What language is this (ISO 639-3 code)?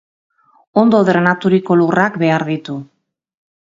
eus